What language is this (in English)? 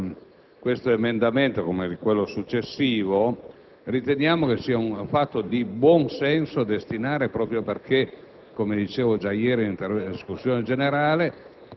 Italian